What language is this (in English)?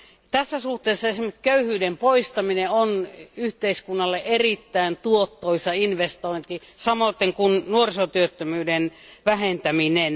Finnish